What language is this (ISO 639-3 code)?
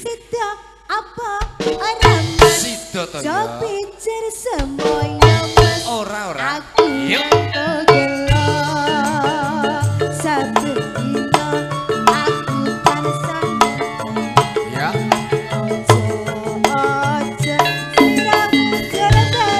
ind